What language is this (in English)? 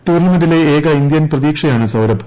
Malayalam